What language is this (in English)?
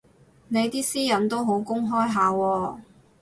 Cantonese